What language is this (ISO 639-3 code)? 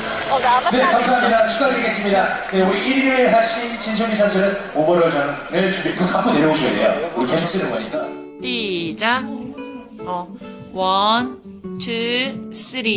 kor